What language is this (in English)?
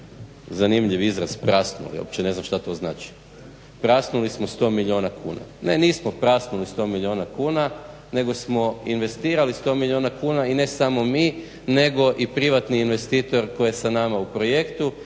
Croatian